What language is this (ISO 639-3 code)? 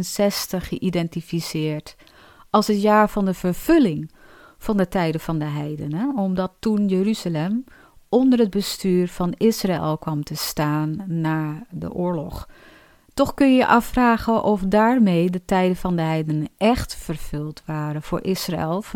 nld